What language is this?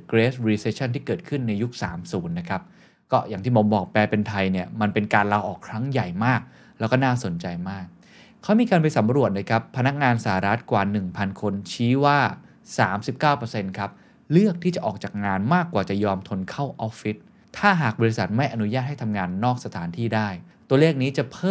Thai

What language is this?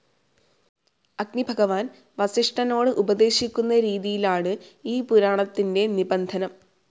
Malayalam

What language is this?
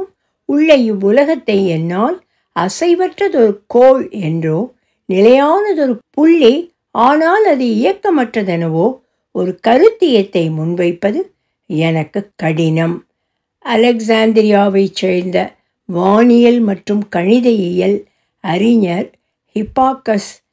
Tamil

